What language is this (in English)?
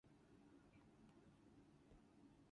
English